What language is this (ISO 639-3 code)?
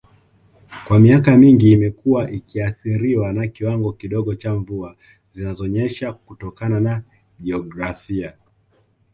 swa